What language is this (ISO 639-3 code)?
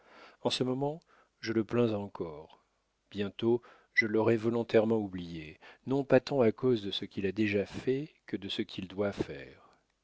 fra